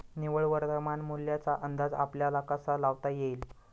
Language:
Marathi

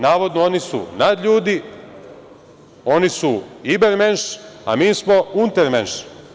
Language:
Serbian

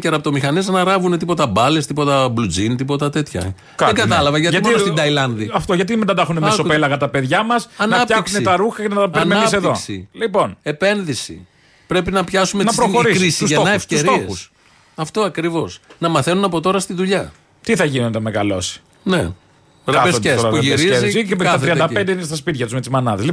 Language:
Greek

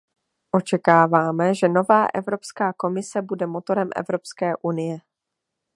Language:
Czech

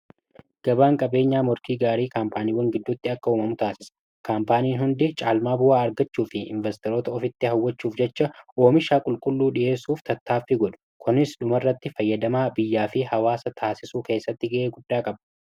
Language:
Oromo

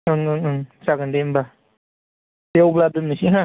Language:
Bodo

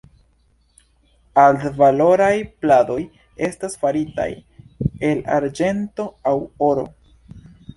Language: Esperanto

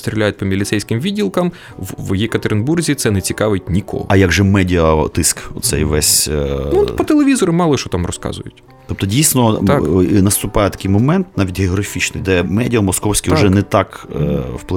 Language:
Ukrainian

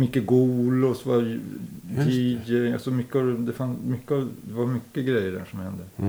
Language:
Swedish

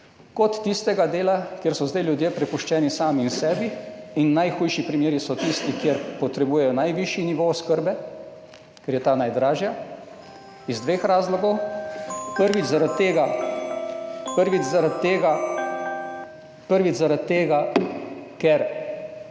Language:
Slovenian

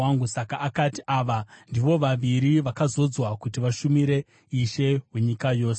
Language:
Shona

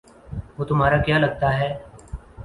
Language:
Urdu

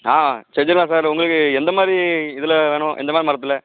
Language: Tamil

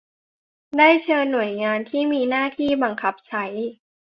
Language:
Thai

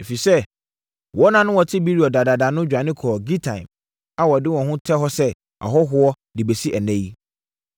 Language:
Akan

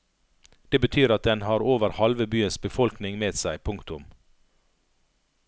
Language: Norwegian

